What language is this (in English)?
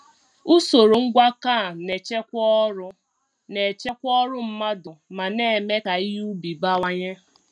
Igbo